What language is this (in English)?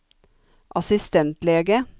Norwegian